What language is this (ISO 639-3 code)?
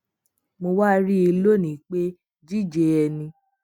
yor